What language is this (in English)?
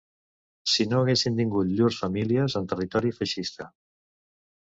Catalan